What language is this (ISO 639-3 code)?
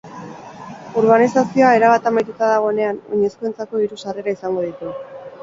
eus